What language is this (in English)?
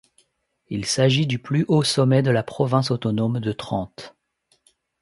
French